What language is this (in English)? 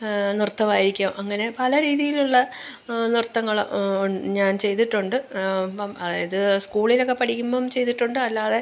Malayalam